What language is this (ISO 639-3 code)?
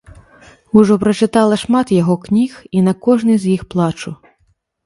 bel